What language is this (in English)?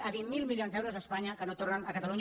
Catalan